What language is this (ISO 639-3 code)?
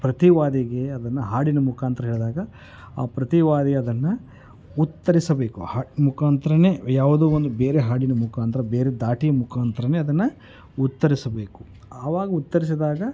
kan